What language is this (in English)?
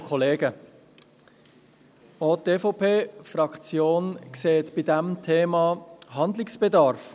Swiss German